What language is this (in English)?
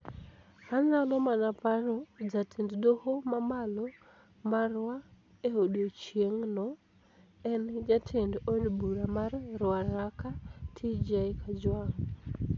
Luo (Kenya and Tanzania)